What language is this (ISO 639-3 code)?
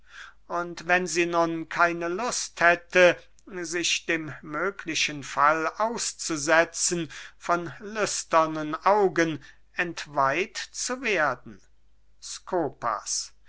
deu